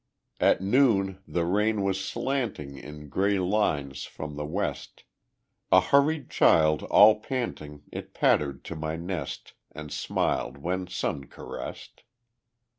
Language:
English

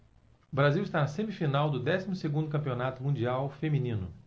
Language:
Portuguese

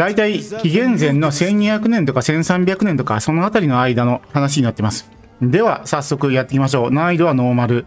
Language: Japanese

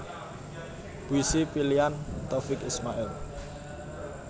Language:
Javanese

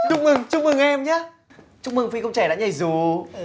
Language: Vietnamese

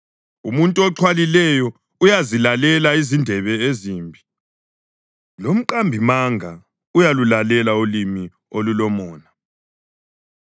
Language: North Ndebele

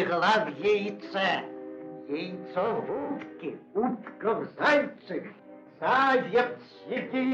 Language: Russian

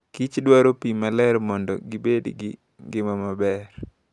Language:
Luo (Kenya and Tanzania)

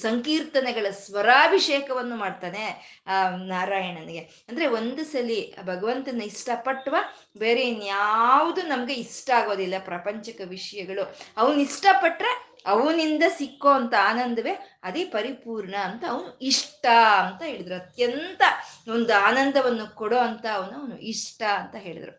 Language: Kannada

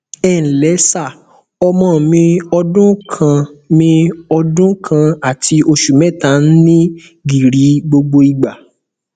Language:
Yoruba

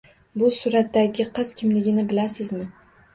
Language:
Uzbek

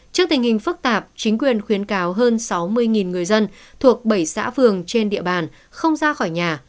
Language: Vietnamese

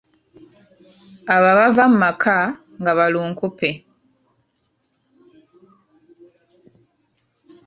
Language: Ganda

